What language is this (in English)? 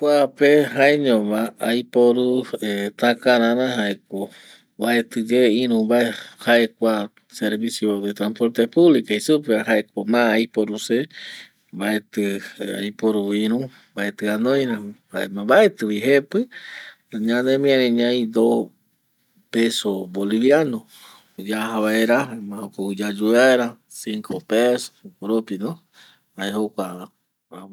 Eastern Bolivian Guaraní